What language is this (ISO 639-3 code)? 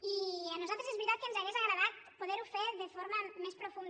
cat